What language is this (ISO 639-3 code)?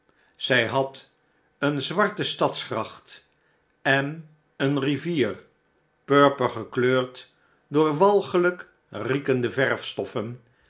nld